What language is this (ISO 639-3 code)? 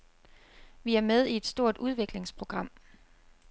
dan